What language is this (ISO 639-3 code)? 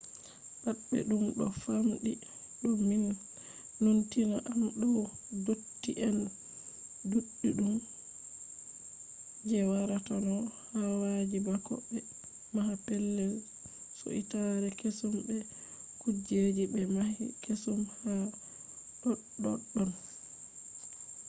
ful